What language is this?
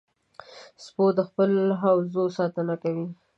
Pashto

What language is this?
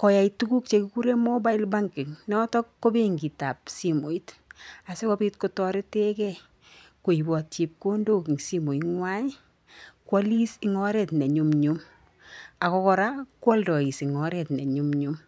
Kalenjin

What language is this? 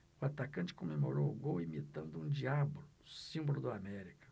Portuguese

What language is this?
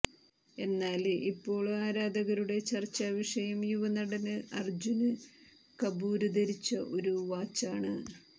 Malayalam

